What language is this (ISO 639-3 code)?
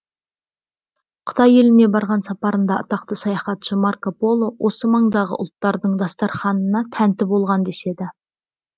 kaz